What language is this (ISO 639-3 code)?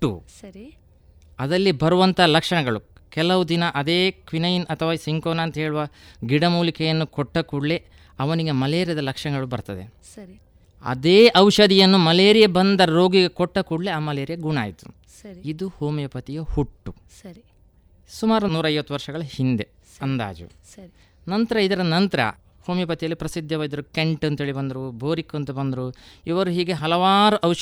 kan